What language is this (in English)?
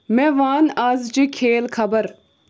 Kashmiri